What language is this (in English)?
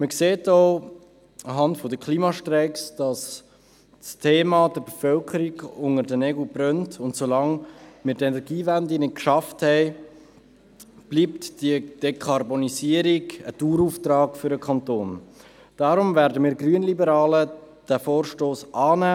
Swiss German